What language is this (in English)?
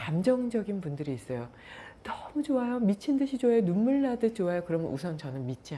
Korean